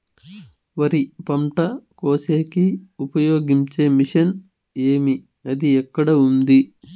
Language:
Telugu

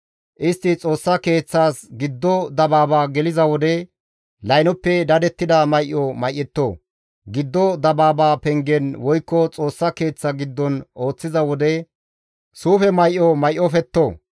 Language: Gamo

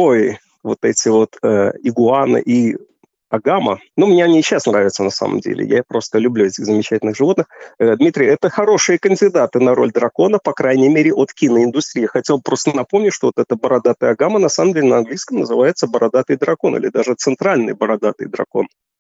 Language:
Russian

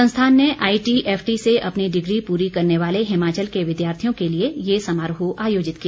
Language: Hindi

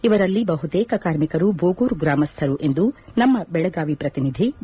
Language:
Kannada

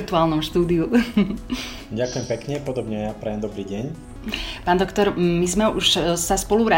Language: Slovak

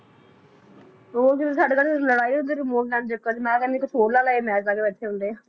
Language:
Punjabi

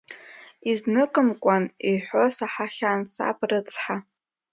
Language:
Abkhazian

